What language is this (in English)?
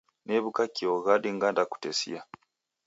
Taita